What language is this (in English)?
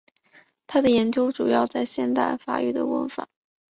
Chinese